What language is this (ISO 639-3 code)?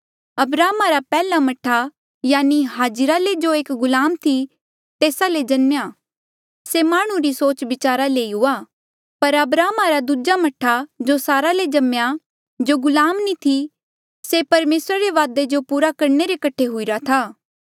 mjl